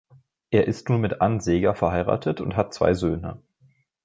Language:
German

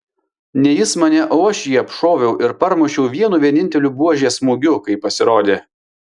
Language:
Lithuanian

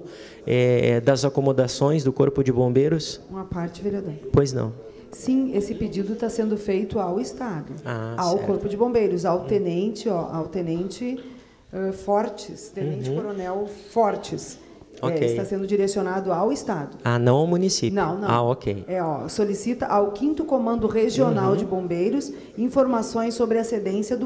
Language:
Portuguese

